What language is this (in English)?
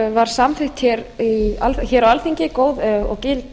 Icelandic